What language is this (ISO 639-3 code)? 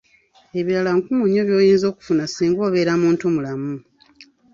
lug